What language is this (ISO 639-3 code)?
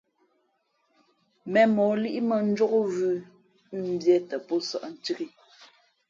fmp